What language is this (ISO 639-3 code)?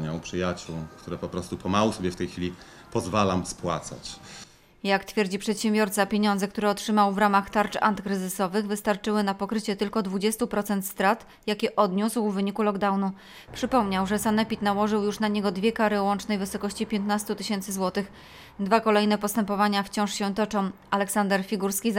pol